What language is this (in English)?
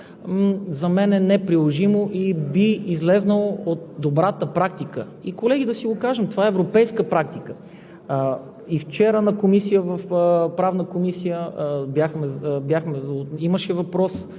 Bulgarian